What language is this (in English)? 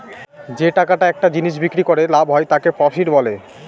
Bangla